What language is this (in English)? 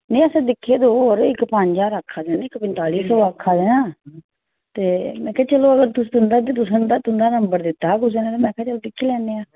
Dogri